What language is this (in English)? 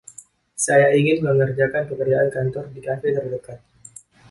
Indonesian